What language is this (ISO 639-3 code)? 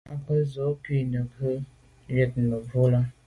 byv